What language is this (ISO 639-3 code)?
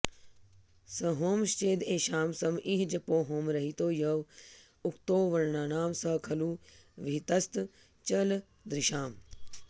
san